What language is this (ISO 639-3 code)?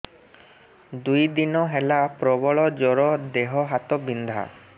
ori